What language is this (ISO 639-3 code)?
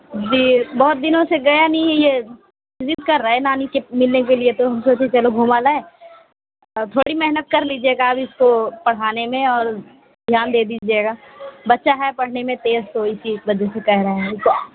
urd